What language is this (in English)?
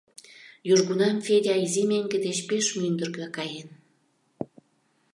Mari